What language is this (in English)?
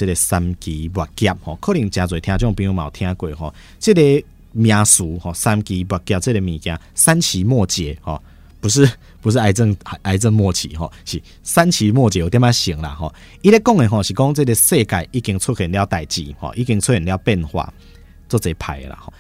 Chinese